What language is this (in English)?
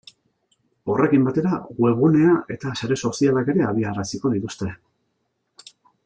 Basque